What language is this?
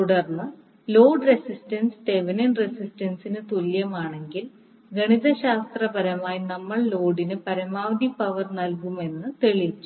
Malayalam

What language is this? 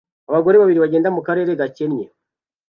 Kinyarwanda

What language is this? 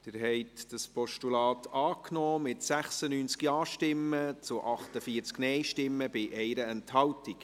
Swiss German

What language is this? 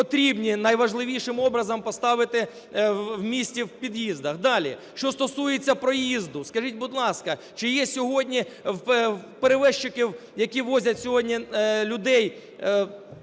Ukrainian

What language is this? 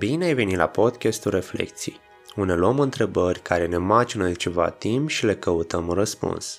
Romanian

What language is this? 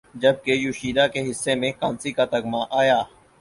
Urdu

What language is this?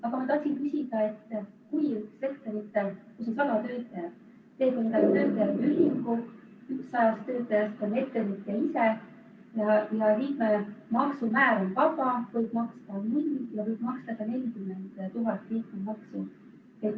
Estonian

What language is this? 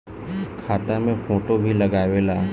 Bhojpuri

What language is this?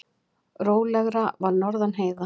Icelandic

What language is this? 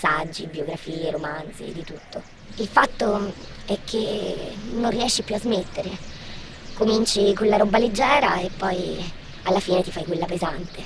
Italian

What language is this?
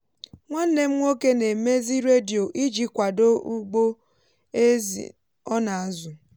Igbo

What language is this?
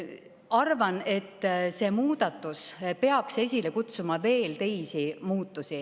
Estonian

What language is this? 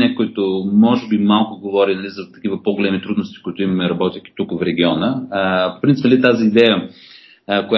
Bulgarian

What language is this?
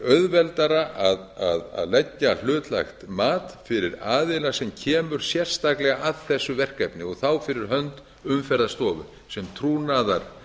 Icelandic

